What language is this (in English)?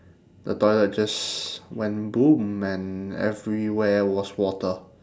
English